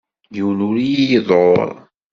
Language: Kabyle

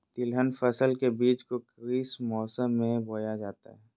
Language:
Magahi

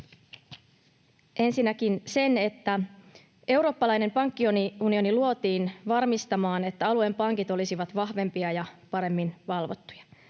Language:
Finnish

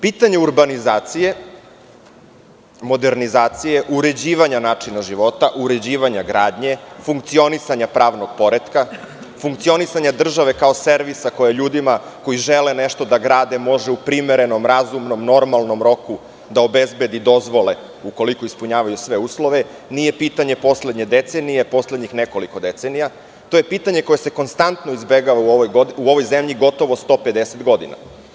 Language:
Serbian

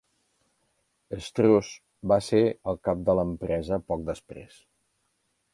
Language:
Catalan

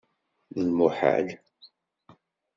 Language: Kabyle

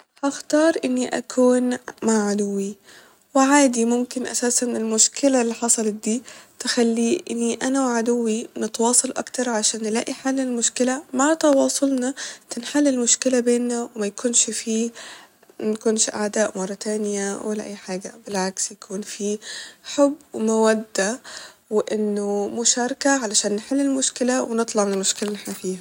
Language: Egyptian Arabic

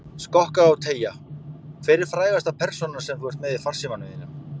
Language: Icelandic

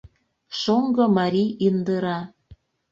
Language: Mari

